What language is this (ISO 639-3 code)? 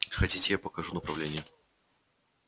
rus